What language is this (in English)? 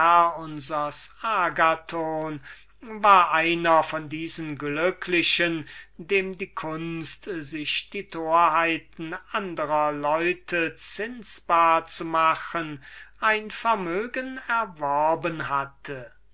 German